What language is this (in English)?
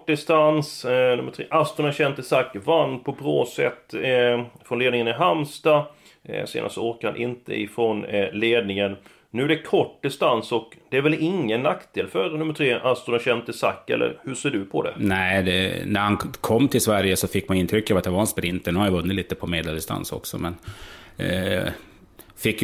Swedish